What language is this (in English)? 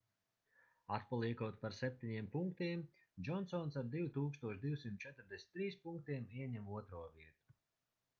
Latvian